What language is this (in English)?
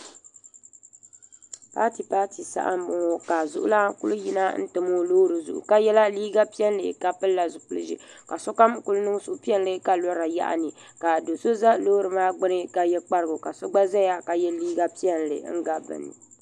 Dagbani